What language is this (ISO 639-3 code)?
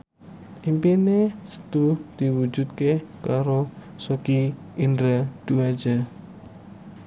jav